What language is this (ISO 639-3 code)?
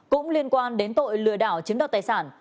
vie